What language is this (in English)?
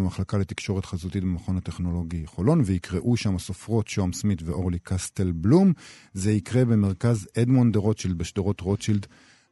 Hebrew